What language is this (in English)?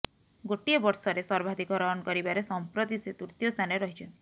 Odia